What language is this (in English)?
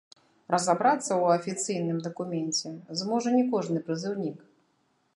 Belarusian